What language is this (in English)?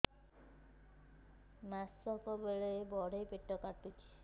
Odia